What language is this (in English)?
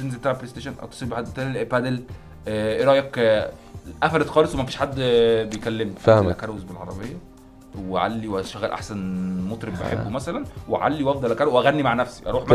Arabic